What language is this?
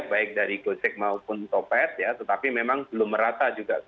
Indonesian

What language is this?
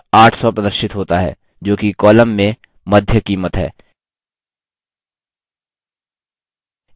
Hindi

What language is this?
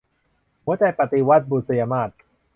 Thai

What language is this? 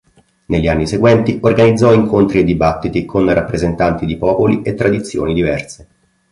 Italian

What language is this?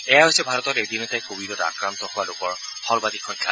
Assamese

